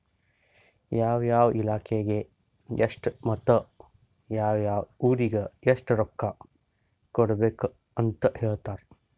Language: Kannada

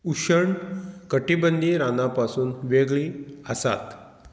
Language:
Konkani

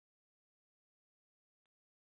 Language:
Chinese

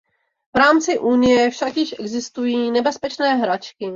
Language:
Czech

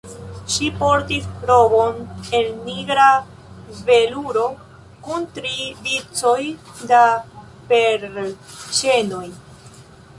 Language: Esperanto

